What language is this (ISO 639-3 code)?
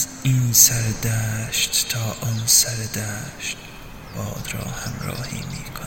fas